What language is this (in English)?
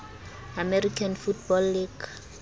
Southern Sotho